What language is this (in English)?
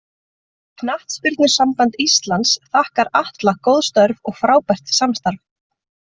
Icelandic